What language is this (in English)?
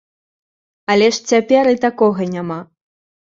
Belarusian